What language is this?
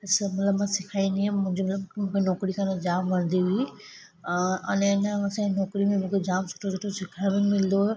Sindhi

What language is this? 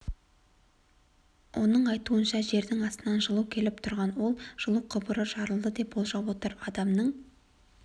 Kazakh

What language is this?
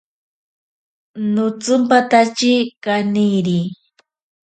Ashéninka Perené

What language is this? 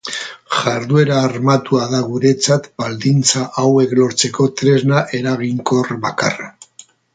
Basque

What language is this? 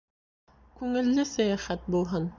Bashkir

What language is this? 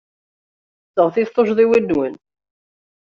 Kabyle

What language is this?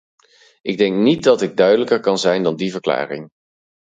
Dutch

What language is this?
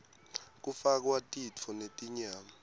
Swati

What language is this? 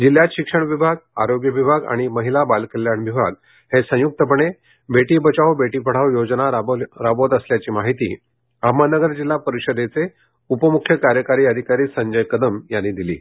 Marathi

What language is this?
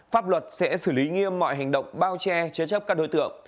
Vietnamese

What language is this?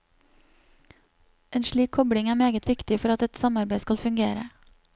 Norwegian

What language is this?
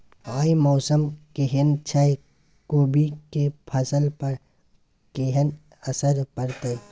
Maithili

